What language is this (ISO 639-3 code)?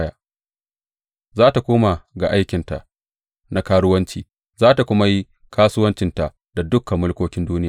hau